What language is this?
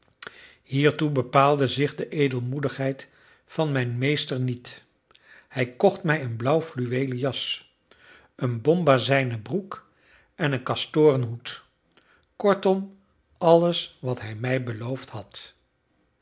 Dutch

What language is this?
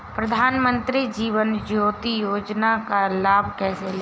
Hindi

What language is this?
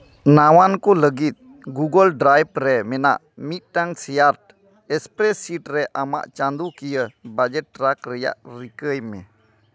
Santali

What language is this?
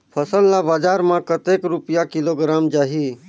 Chhattisgarhi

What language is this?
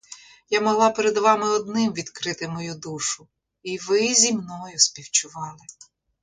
Ukrainian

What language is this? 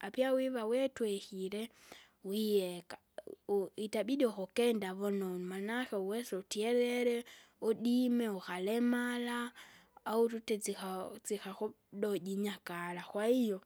Kinga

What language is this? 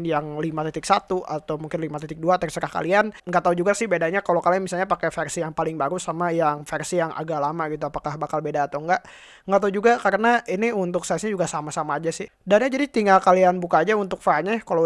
Indonesian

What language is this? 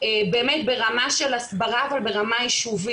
Hebrew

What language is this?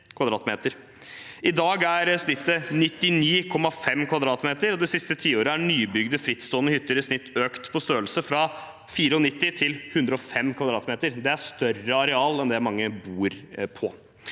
Norwegian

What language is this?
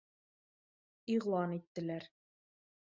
Bashkir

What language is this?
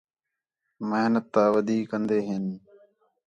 Khetrani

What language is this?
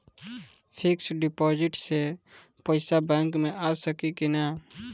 Bhojpuri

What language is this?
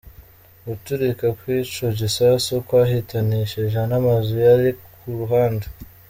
Kinyarwanda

